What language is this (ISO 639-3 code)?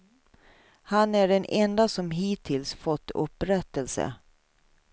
swe